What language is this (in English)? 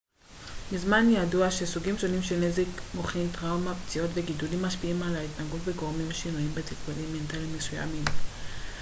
Hebrew